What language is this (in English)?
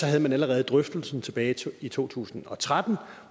Danish